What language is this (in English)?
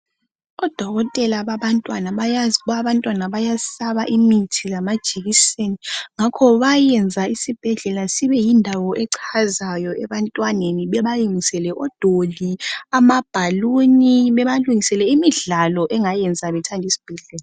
North Ndebele